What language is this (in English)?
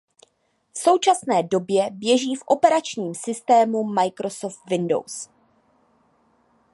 Czech